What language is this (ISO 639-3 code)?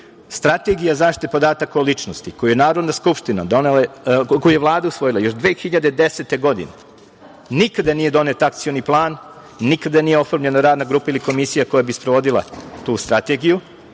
srp